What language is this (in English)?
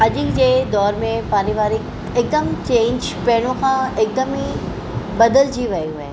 Sindhi